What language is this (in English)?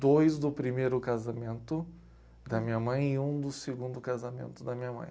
Portuguese